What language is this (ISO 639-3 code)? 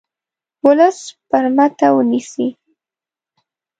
pus